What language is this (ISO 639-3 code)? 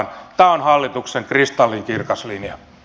fin